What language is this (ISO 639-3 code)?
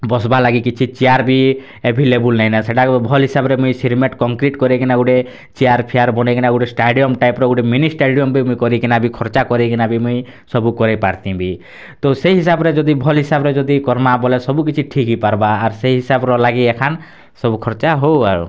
ori